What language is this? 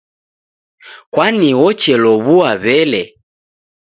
Taita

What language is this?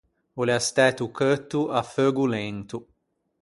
Ligurian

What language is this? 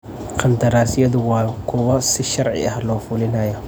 Somali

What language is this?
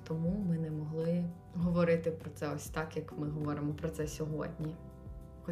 Ukrainian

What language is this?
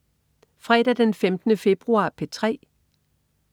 Danish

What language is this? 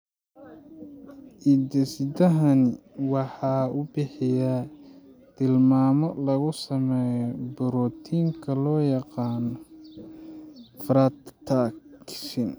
Somali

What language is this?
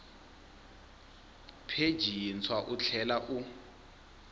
Tsonga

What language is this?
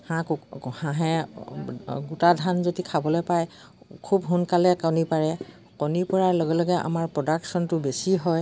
Assamese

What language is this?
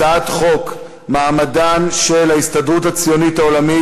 Hebrew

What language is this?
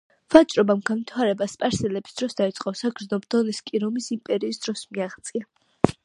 Georgian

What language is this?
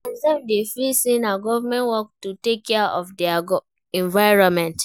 Nigerian Pidgin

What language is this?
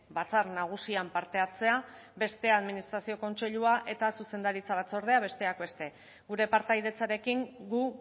Basque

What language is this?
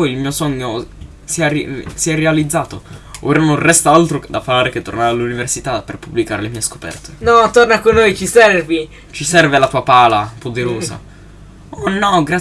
Italian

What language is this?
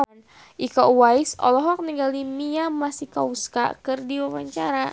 Sundanese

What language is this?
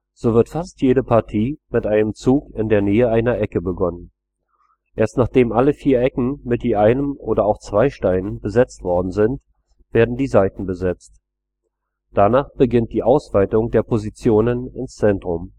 German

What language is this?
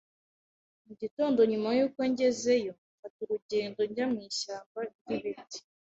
Kinyarwanda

